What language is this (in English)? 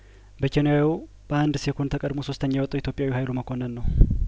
Amharic